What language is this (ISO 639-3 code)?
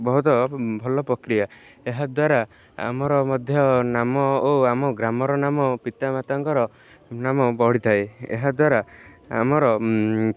ori